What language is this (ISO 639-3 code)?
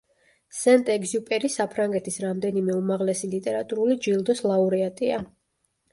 kat